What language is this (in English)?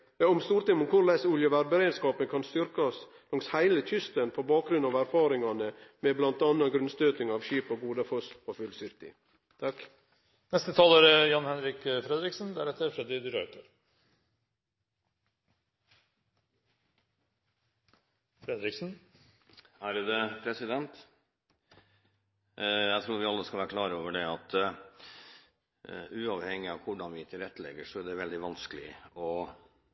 Norwegian